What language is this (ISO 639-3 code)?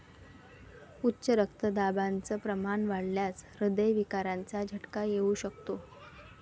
mar